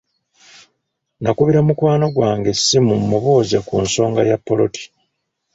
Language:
Ganda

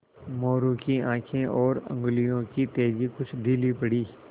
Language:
Hindi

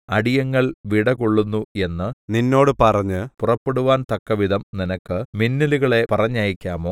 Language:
Malayalam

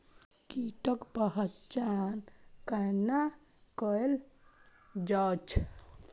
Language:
Maithili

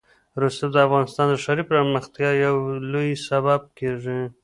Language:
Pashto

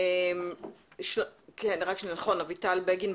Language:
Hebrew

